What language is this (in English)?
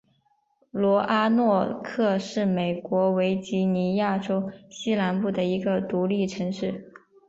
Chinese